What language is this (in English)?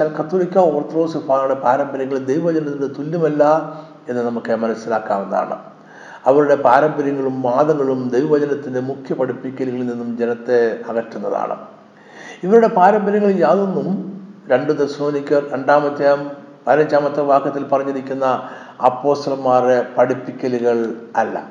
Malayalam